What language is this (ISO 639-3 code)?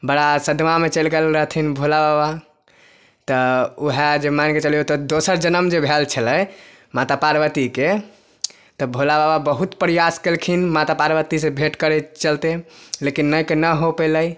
mai